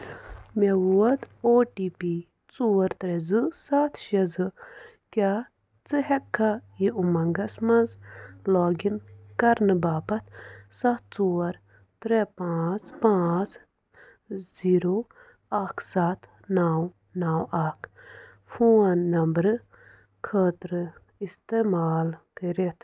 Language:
Kashmiri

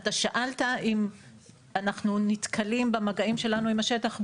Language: Hebrew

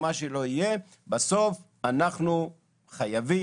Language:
Hebrew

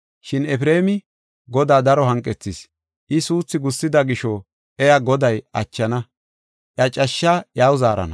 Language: Gofa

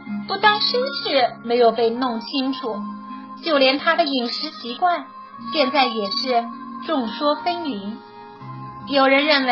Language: Chinese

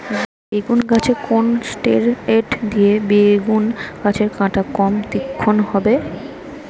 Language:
Bangla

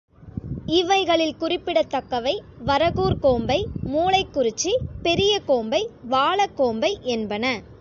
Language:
Tamil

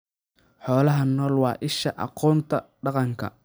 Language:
Somali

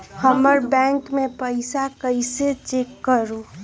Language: Magahi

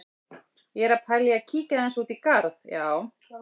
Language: Icelandic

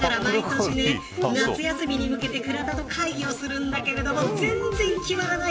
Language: Japanese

